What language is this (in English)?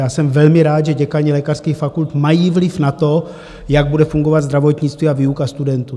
Czech